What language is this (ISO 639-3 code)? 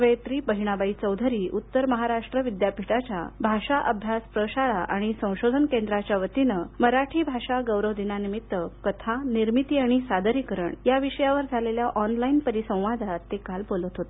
mar